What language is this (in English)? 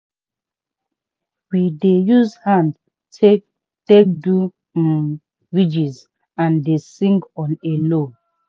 Nigerian Pidgin